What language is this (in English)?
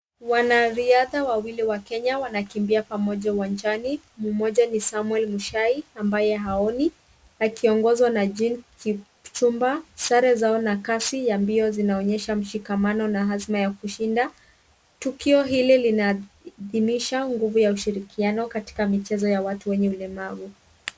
Swahili